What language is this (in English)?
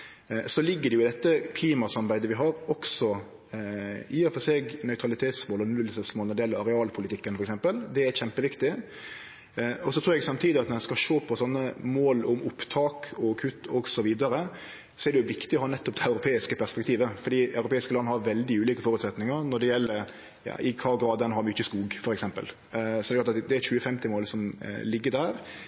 Norwegian Nynorsk